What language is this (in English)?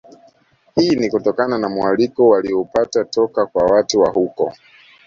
Swahili